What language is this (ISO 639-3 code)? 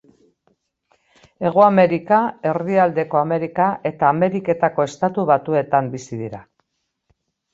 eus